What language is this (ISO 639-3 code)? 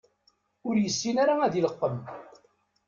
kab